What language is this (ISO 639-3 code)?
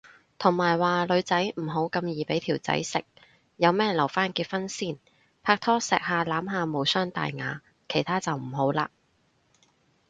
yue